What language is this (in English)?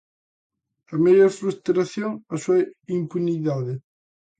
Galician